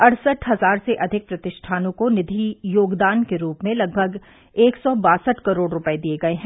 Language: Hindi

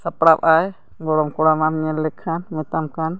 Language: Santali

